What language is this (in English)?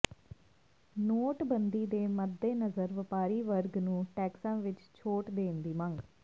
Punjabi